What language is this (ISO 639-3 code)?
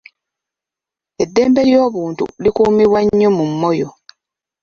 lug